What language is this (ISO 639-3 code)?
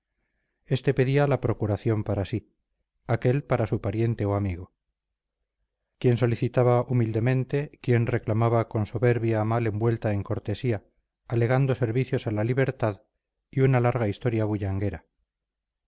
spa